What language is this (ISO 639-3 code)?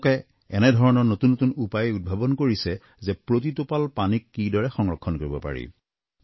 asm